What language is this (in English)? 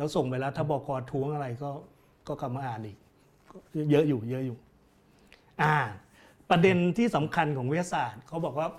Thai